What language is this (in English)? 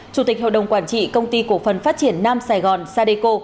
Vietnamese